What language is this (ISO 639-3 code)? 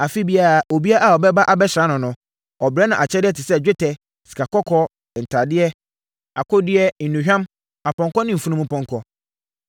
aka